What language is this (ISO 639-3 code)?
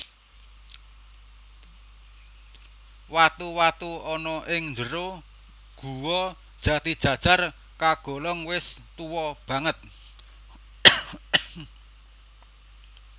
jav